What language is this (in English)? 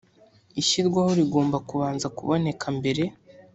Kinyarwanda